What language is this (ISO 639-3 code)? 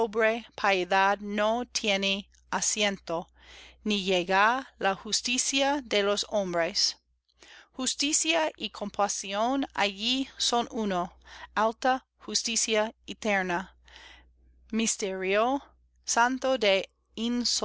spa